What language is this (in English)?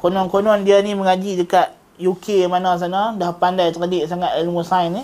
Malay